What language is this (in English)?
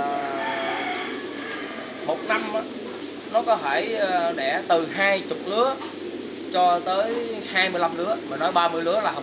Vietnamese